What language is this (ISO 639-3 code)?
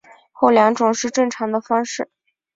zho